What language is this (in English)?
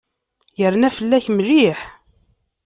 Kabyle